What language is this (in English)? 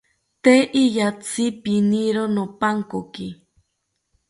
South Ucayali Ashéninka